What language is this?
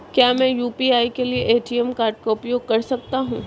Hindi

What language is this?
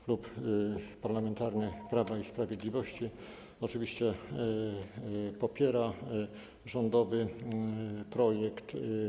Polish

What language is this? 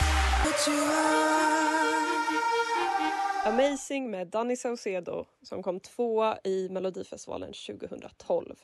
Swedish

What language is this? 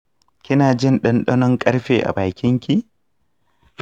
Hausa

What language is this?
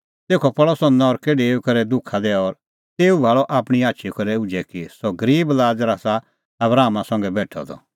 Kullu Pahari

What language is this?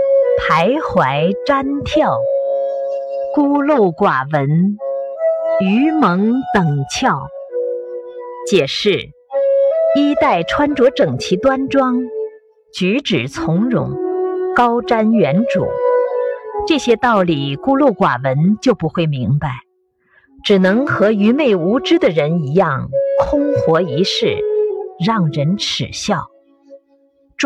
Chinese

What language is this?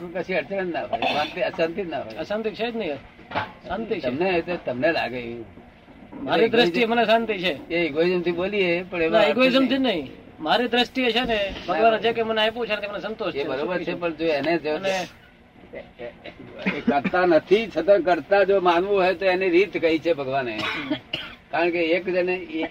Gujarati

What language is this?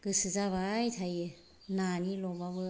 Bodo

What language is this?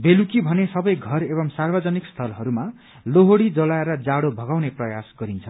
Nepali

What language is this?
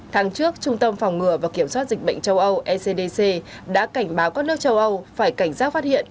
Vietnamese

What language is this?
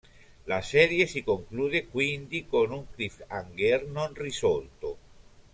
Italian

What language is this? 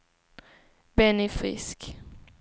Swedish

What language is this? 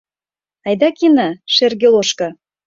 Mari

